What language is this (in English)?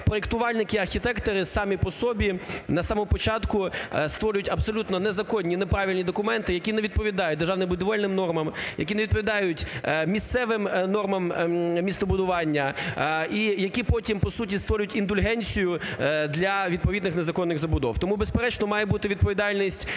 Ukrainian